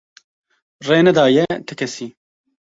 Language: Kurdish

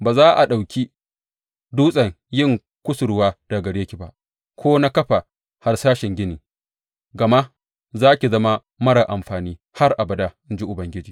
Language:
Hausa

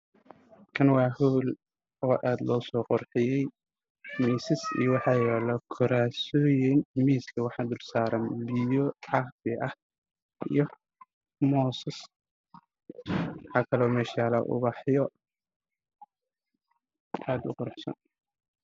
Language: Somali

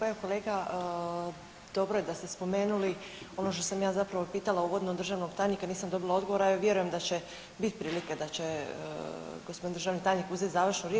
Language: Croatian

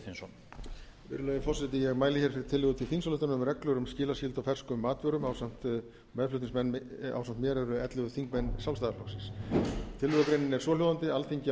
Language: Icelandic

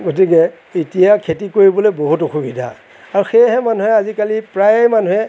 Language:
Assamese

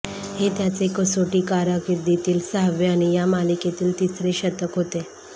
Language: Marathi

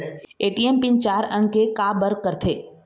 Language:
Chhattisgarhi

